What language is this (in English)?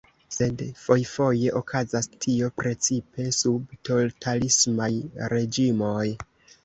Esperanto